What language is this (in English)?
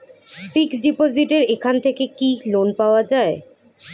Bangla